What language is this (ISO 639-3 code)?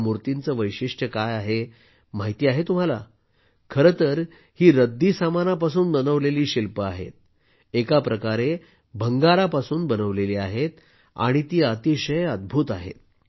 mar